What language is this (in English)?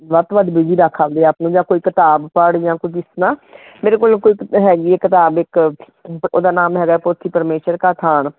Punjabi